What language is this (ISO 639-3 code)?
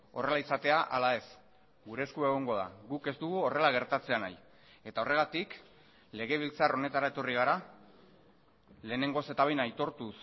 eus